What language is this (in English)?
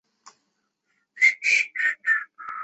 Chinese